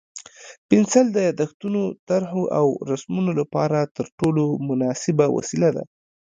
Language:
Pashto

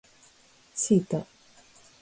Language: Japanese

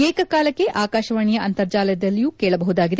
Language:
Kannada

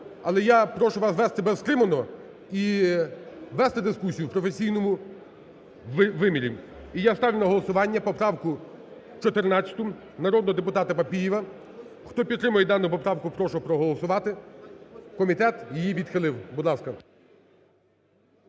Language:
Ukrainian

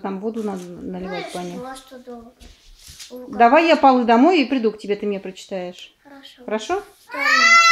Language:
Russian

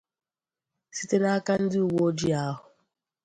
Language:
Igbo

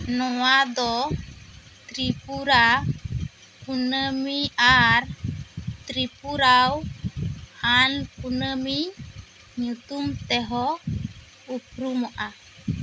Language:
Santali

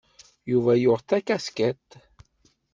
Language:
Kabyle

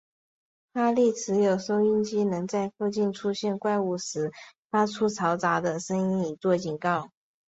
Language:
Chinese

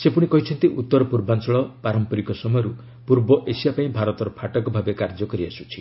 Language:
Odia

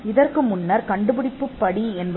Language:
Tamil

